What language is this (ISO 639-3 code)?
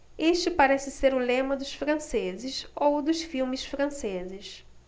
por